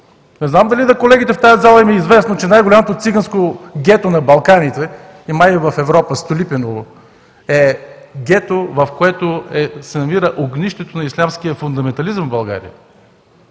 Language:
Bulgarian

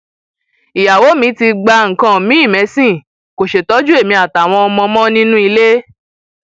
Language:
Yoruba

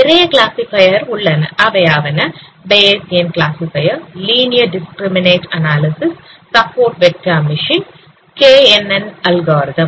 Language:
Tamil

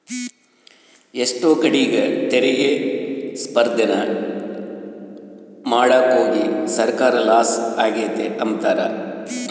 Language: Kannada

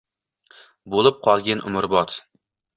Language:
Uzbek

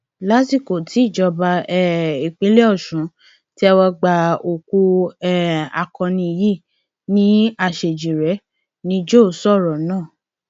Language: Yoruba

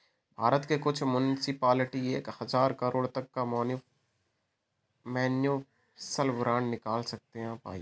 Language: Hindi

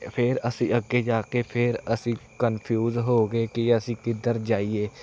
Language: Punjabi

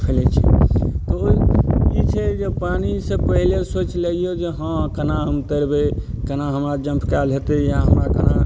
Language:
Maithili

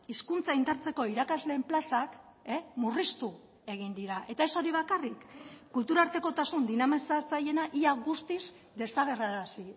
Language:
Basque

